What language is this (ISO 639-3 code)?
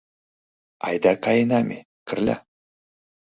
chm